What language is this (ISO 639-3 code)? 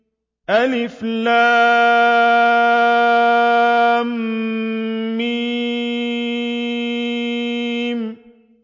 ara